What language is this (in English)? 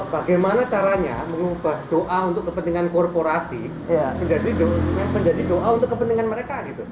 Indonesian